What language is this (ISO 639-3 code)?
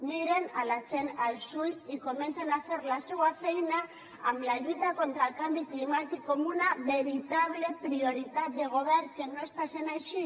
cat